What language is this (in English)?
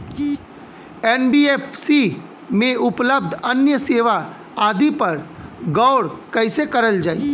Bhojpuri